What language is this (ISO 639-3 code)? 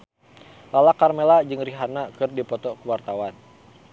sun